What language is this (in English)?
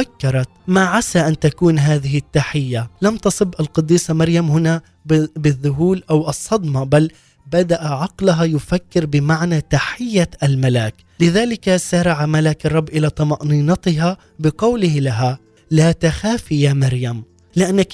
Arabic